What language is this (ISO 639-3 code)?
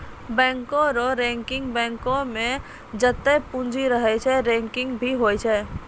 mai